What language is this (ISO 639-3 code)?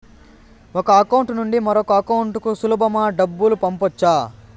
tel